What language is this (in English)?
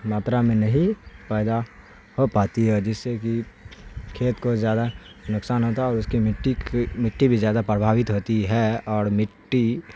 Urdu